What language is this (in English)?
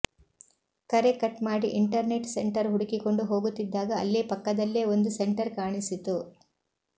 Kannada